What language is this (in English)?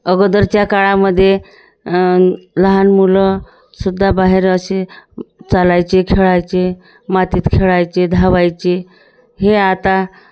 Marathi